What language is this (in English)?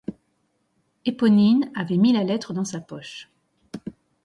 French